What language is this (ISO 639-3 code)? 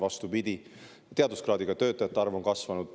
est